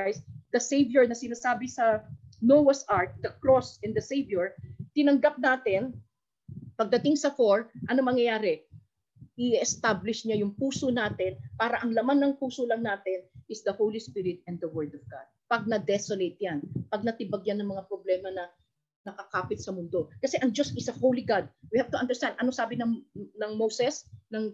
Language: Filipino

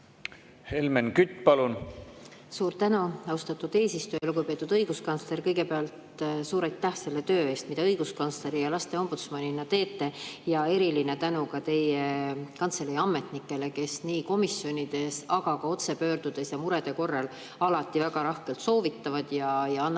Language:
Estonian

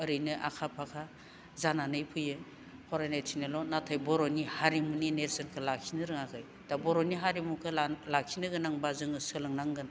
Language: Bodo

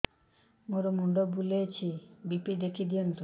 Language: Odia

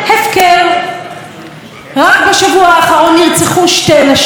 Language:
Hebrew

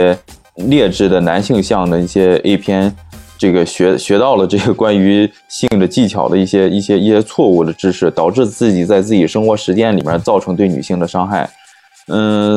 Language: Chinese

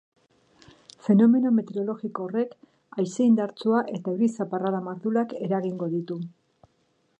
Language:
Basque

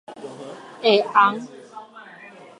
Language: Min Nan Chinese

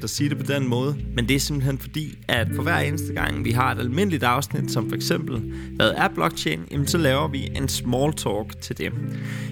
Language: Danish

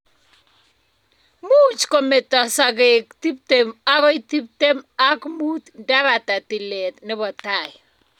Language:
Kalenjin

